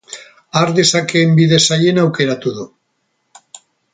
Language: Basque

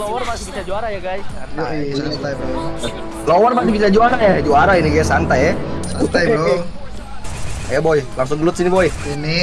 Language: Indonesian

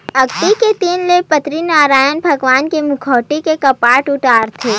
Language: Chhattisgarhi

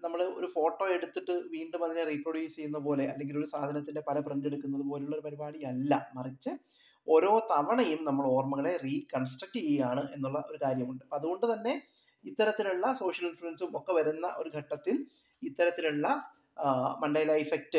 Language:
Malayalam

